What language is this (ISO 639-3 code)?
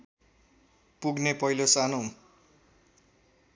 nep